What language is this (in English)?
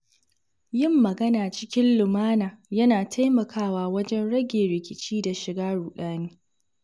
Hausa